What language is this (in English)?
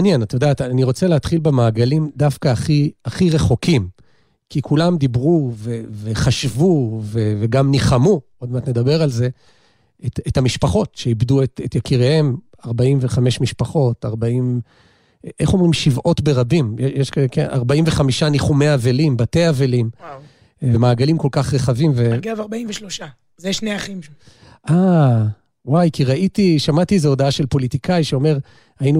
Hebrew